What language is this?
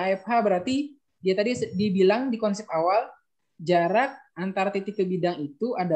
Indonesian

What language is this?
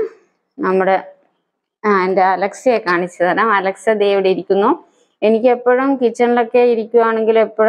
Malayalam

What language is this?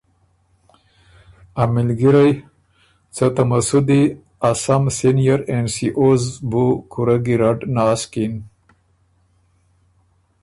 Ormuri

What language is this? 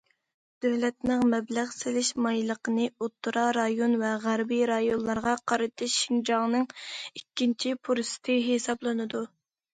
Uyghur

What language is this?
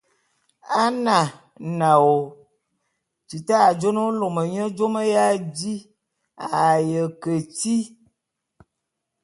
Bulu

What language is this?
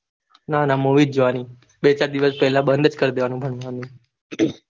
Gujarati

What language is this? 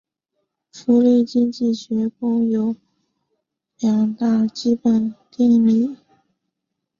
Chinese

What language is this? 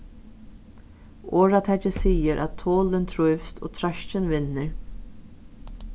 Faroese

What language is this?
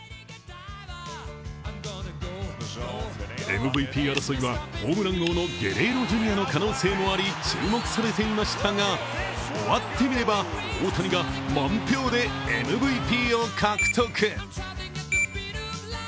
Japanese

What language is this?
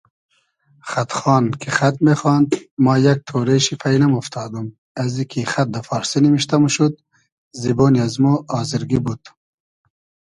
Hazaragi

